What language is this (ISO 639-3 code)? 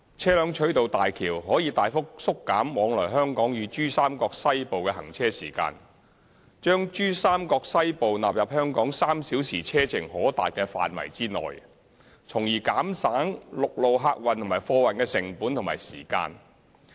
yue